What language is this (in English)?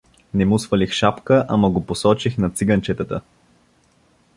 Bulgarian